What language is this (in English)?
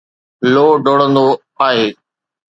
Sindhi